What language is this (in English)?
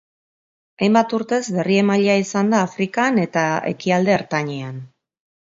Basque